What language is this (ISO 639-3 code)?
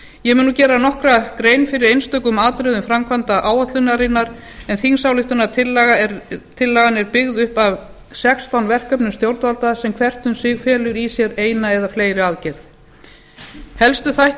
isl